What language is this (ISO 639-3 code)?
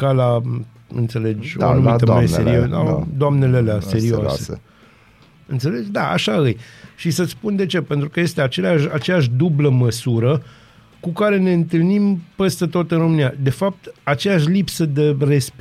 ron